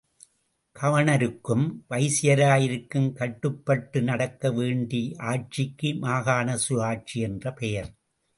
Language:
Tamil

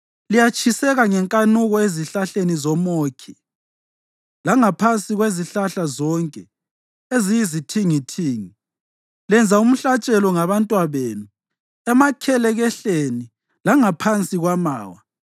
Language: North Ndebele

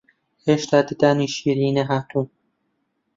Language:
Central Kurdish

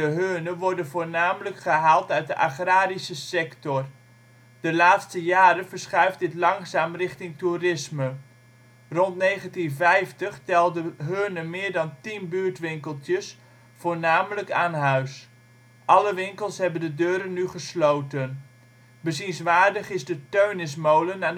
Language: Dutch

